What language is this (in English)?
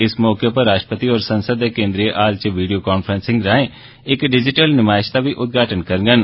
Dogri